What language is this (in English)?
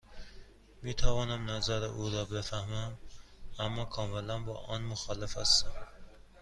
Persian